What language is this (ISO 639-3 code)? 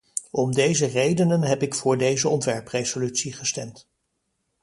nld